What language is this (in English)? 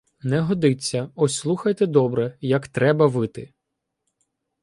Ukrainian